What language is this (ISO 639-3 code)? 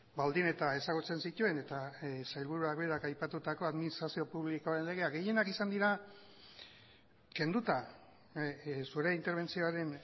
eus